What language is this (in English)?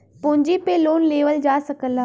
Bhojpuri